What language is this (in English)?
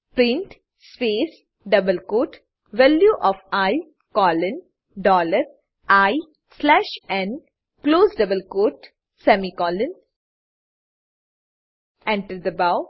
Gujarati